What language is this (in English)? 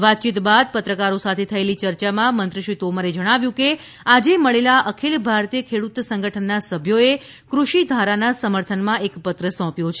Gujarati